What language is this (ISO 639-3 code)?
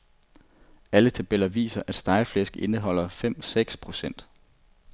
dan